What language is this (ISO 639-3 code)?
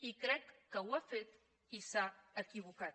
cat